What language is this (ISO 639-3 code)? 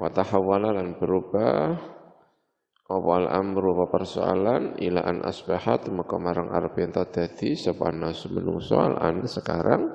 ind